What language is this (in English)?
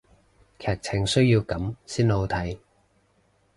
Cantonese